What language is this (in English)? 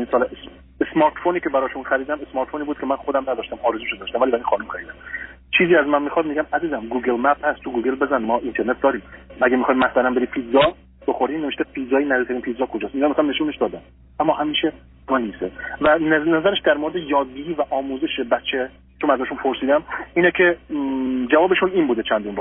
Persian